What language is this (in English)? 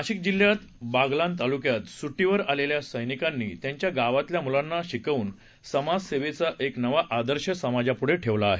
Marathi